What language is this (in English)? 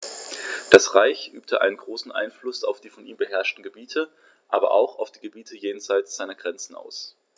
German